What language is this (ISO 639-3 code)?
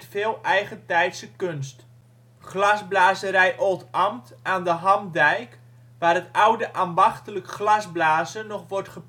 nld